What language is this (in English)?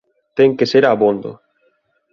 Galician